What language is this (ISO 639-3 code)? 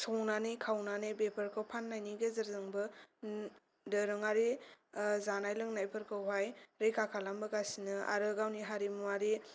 brx